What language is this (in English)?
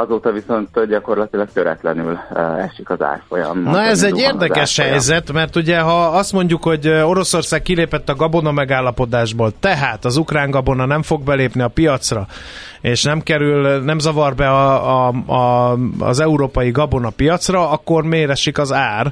Hungarian